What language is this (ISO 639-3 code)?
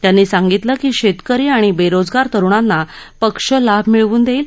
mar